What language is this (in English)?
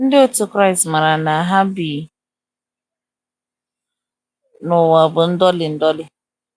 Igbo